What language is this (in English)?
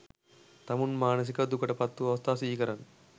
Sinhala